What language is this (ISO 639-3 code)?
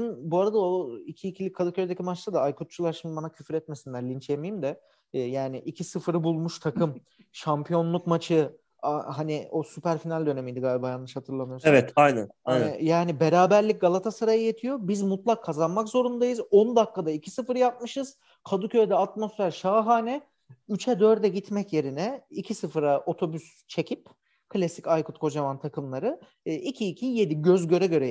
tur